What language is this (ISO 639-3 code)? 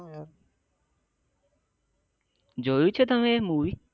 guj